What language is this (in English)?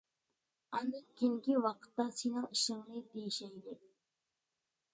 Uyghur